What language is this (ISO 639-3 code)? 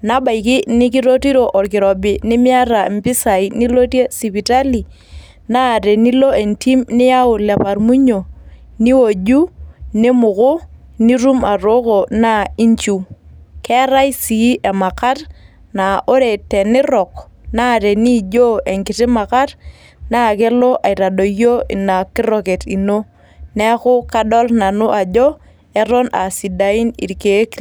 mas